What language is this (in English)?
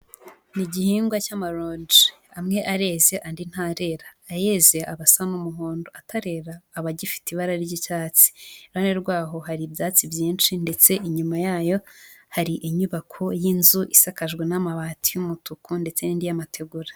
Kinyarwanda